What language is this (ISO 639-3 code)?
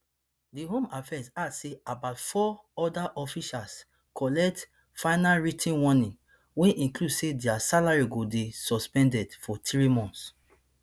pcm